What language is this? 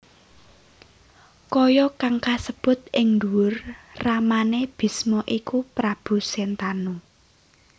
Javanese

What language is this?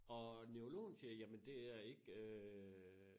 Danish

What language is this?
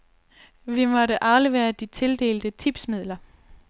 Danish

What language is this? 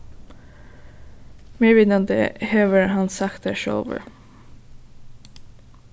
Faroese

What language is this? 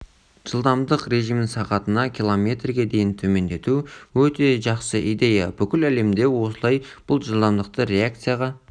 Kazakh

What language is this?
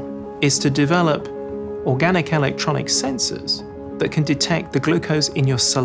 English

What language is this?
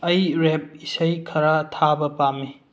Manipuri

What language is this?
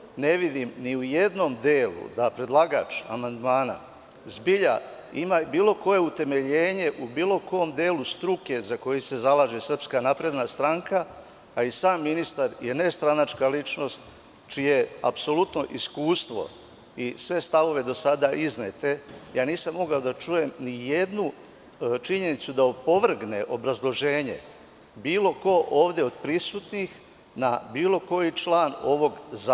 Serbian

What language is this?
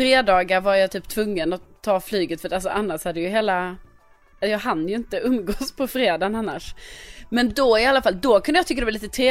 Swedish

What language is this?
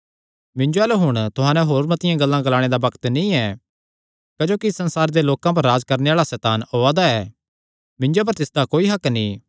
Kangri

